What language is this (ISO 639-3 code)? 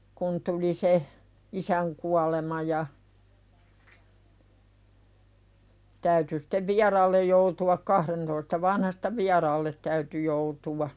fin